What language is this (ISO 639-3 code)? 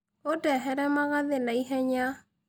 kik